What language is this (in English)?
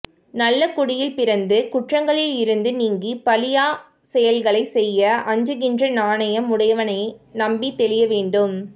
Tamil